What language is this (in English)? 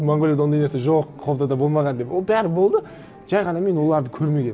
Kazakh